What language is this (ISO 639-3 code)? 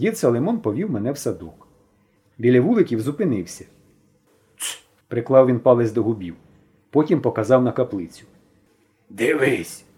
ukr